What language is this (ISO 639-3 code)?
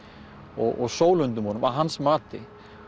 isl